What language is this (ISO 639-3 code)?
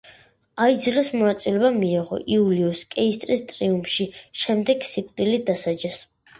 kat